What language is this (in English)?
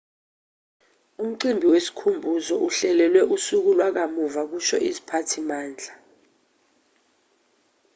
Zulu